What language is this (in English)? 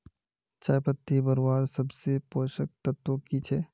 Magahi